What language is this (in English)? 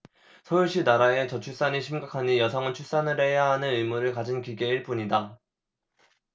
Korean